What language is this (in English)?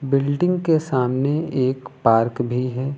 Hindi